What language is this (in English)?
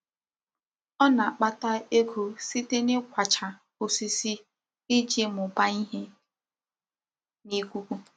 Igbo